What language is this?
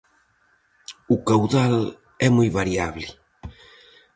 Galician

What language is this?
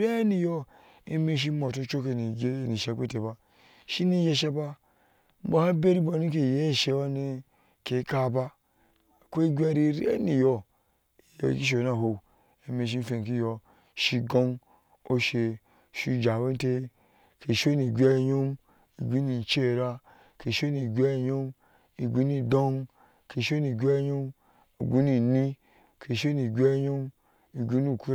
Ashe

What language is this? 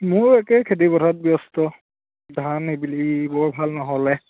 Assamese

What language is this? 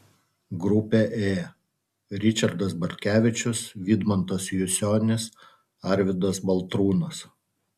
Lithuanian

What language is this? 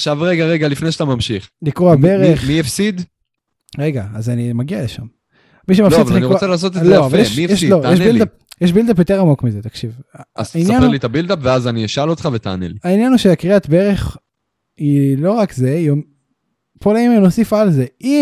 Hebrew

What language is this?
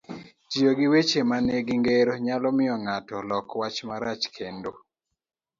Luo (Kenya and Tanzania)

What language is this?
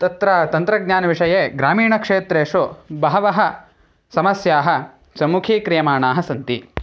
Sanskrit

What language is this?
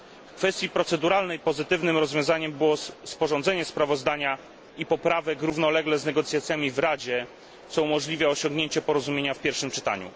Polish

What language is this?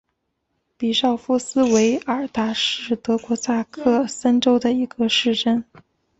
Chinese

